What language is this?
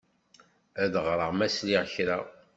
Kabyle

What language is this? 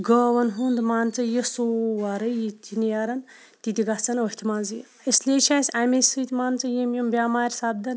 Kashmiri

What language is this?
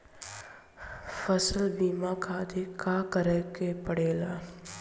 Bhojpuri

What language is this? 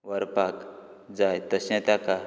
Konkani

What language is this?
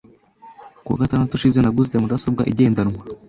Kinyarwanda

